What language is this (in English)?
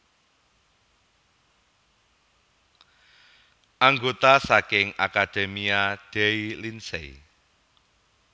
Javanese